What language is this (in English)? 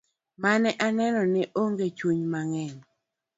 Luo (Kenya and Tanzania)